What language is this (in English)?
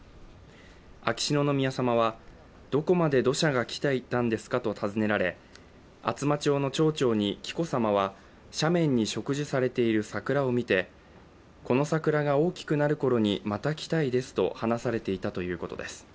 Japanese